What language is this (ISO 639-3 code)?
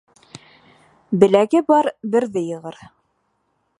bak